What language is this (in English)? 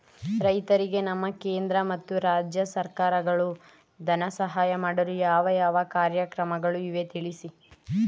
Kannada